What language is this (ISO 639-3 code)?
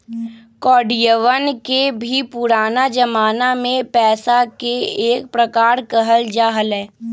mag